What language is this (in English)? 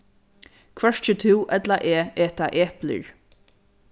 Faroese